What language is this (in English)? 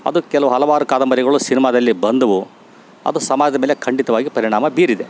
Kannada